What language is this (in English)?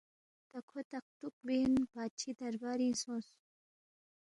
Balti